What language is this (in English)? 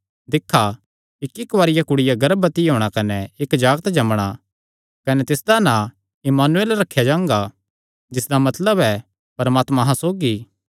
Kangri